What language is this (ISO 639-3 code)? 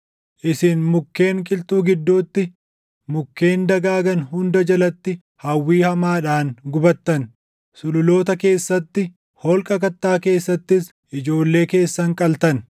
orm